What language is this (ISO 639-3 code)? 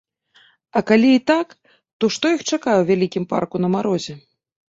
bel